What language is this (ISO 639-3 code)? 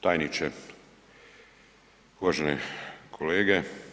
hrv